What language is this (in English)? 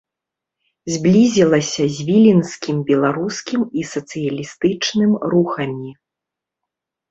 Belarusian